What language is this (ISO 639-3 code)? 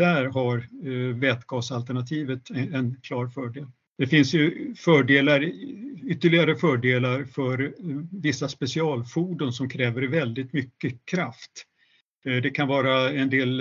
swe